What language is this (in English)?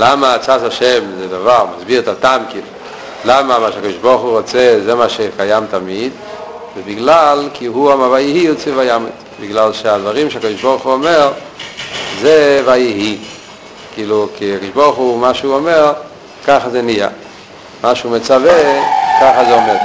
Hebrew